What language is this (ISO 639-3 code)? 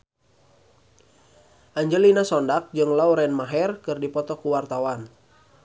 sun